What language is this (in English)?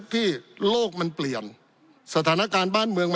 Thai